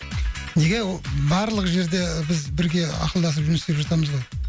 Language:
Kazakh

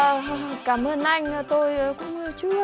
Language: Vietnamese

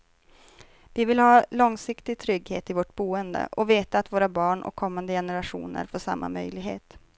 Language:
Swedish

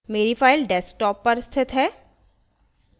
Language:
Hindi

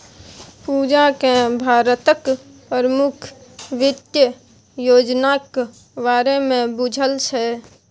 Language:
Maithili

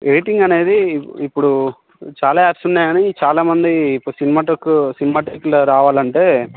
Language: Telugu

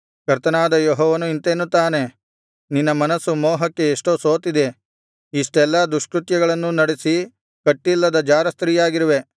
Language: Kannada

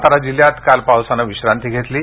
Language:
Marathi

